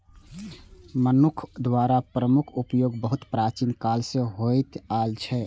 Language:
Maithili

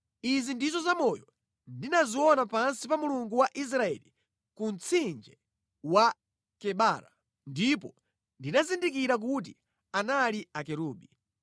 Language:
Nyanja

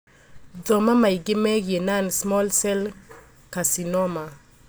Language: Kikuyu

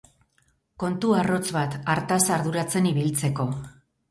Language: Basque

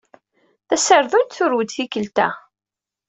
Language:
Kabyle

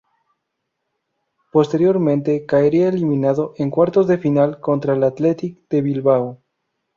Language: Spanish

